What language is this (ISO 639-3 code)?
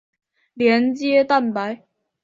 zho